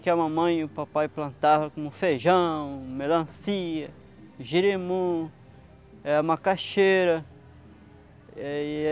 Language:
Portuguese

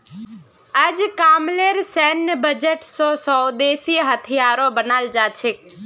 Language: Magahi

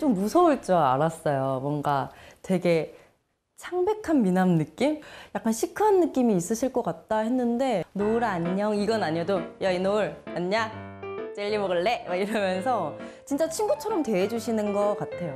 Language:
Korean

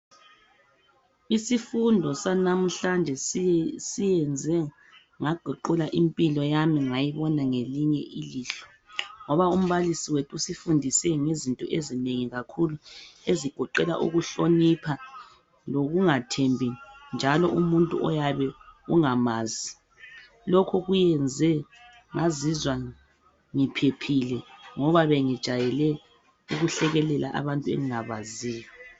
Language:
North Ndebele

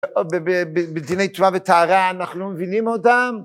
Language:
Hebrew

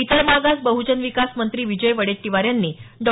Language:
Marathi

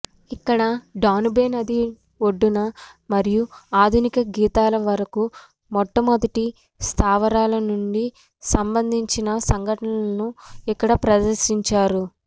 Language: Telugu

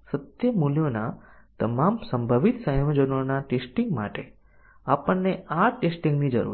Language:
Gujarati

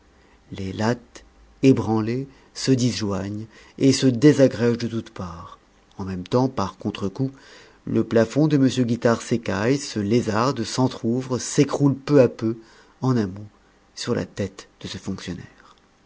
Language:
French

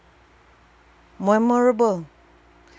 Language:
English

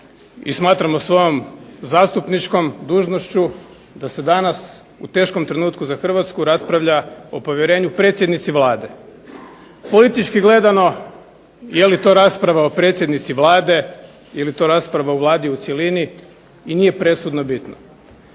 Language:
Croatian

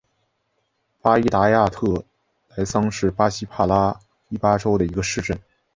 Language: Chinese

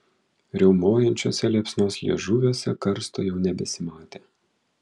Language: Lithuanian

